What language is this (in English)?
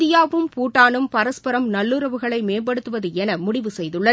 Tamil